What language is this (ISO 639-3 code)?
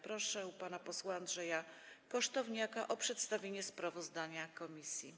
pol